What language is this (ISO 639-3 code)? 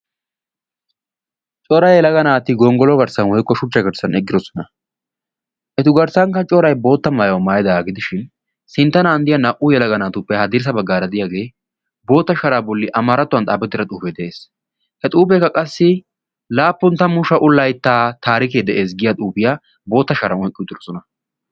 wal